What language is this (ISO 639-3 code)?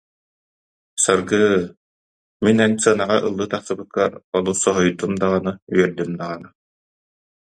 sah